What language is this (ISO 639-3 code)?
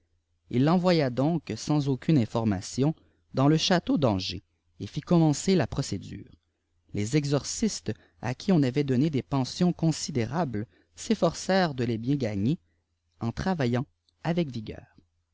fra